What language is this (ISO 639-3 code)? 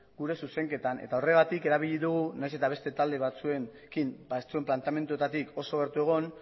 eus